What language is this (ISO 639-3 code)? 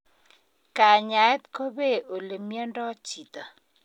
kln